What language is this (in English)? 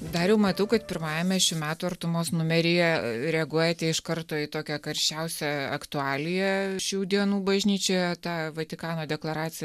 Lithuanian